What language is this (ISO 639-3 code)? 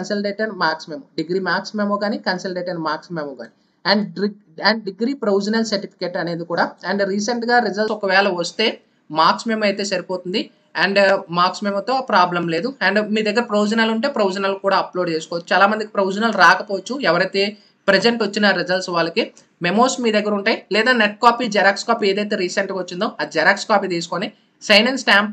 tel